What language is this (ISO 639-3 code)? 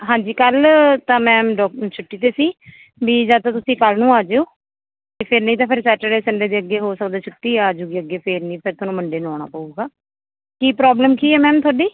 pan